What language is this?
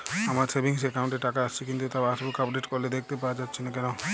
Bangla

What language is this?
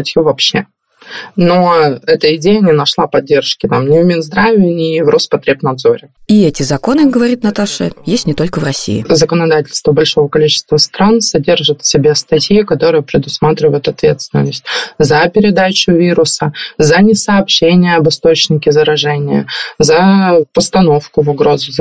Russian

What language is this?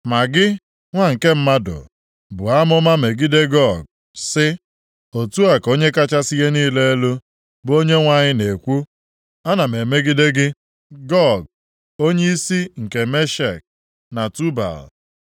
Igbo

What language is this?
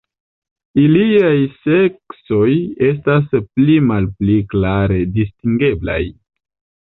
Esperanto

